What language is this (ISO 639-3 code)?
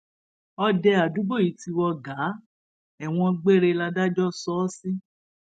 yor